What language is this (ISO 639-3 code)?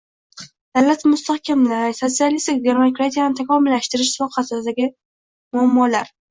uzb